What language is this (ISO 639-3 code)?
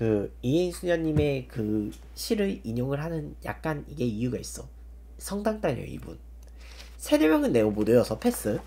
kor